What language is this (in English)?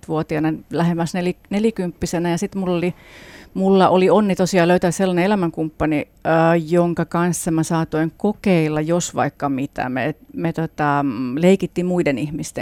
Finnish